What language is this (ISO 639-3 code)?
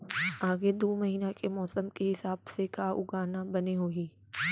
hne